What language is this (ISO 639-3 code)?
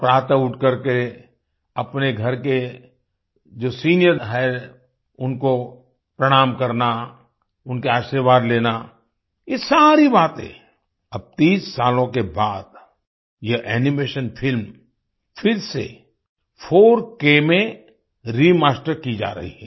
hin